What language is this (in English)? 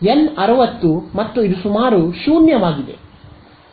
Kannada